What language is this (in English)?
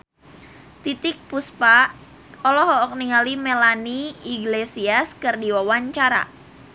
Sundanese